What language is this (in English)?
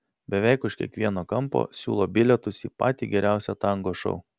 Lithuanian